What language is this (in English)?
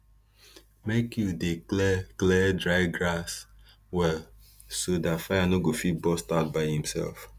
Nigerian Pidgin